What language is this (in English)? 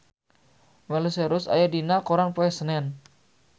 Sundanese